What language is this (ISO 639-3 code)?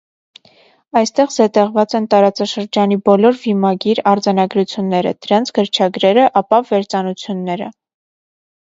hye